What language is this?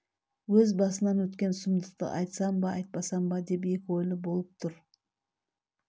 Kazakh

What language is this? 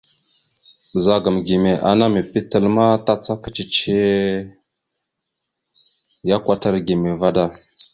Mada (Cameroon)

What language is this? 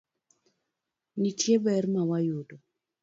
Luo (Kenya and Tanzania)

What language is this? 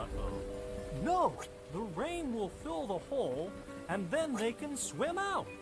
Romanian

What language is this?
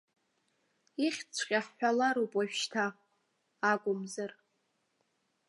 Abkhazian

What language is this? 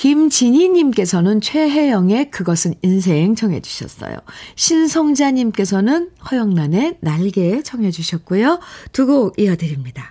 Korean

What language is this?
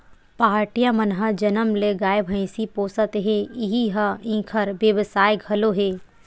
Chhattisgarhi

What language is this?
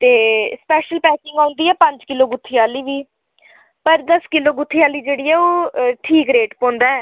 Dogri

